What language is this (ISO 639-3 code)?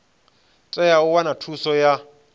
ven